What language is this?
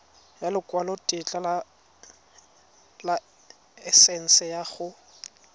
Tswana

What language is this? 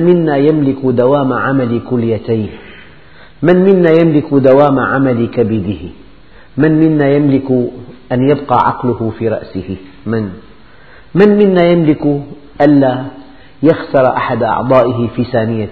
Arabic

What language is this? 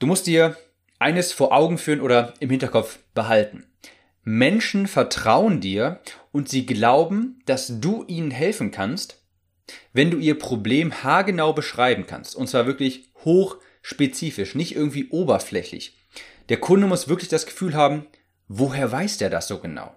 German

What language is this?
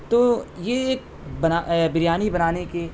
Urdu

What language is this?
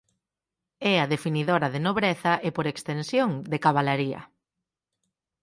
Galician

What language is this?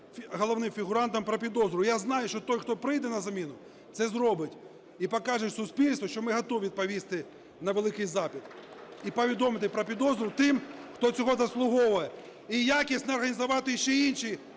Ukrainian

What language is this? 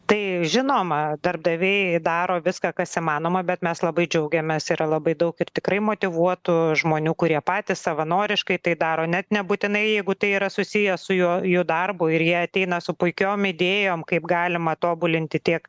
Lithuanian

